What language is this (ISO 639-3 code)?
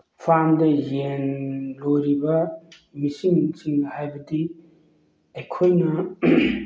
mni